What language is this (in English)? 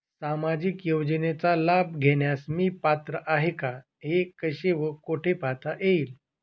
Marathi